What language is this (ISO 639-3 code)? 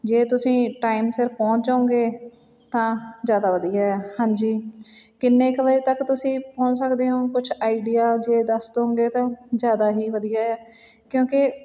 pan